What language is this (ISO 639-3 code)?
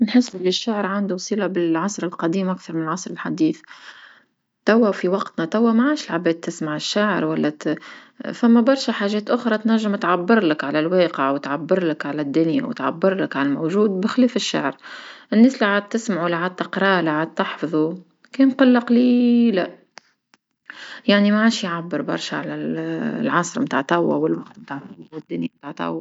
aeb